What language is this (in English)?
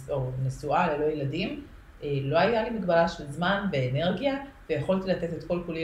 Hebrew